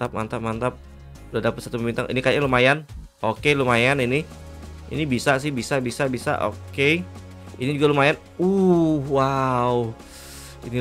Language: Indonesian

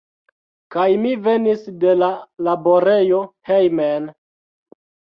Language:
Esperanto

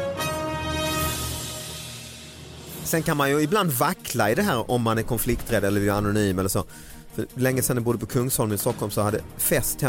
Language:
Swedish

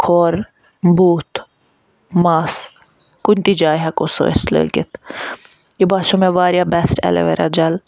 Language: Kashmiri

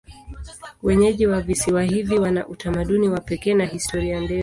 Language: Swahili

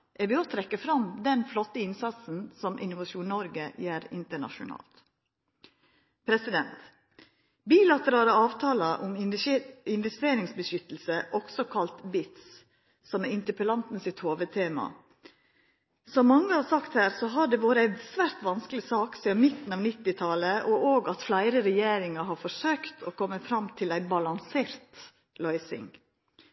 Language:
Norwegian Nynorsk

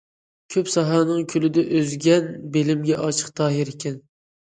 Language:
Uyghur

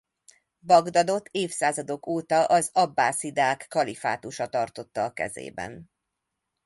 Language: Hungarian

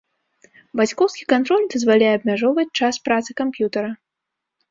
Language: Belarusian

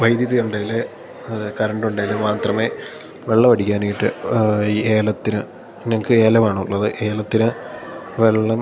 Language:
Malayalam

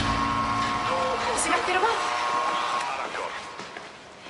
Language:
Welsh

